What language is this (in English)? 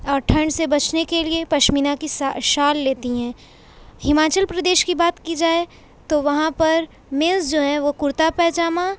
Urdu